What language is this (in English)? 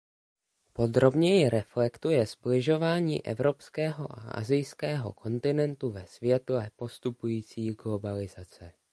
Czech